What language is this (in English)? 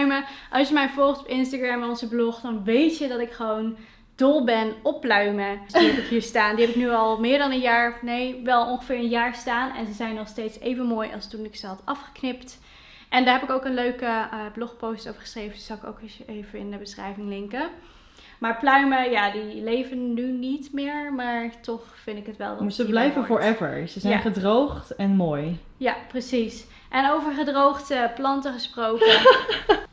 Dutch